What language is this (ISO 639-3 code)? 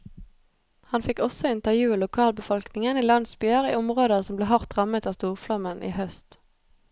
nor